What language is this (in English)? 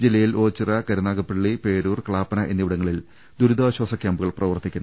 Malayalam